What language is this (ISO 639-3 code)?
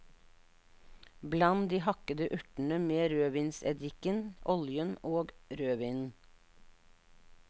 nor